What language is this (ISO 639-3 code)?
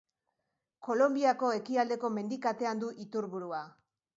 eus